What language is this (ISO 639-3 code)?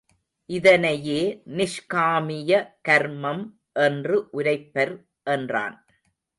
tam